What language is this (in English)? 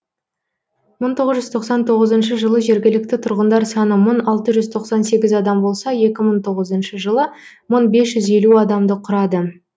Kazakh